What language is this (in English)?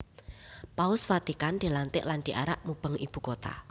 Javanese